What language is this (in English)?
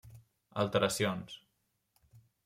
Catalan